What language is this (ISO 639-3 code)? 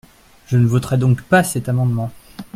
fra